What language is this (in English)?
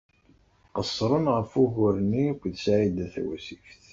Kabyle